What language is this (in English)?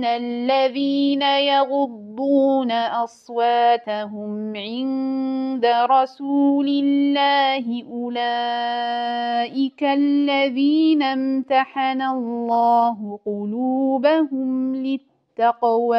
Arabic